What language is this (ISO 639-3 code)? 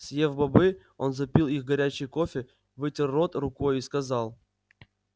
rus